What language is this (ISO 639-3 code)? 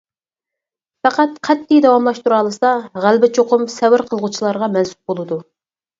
uig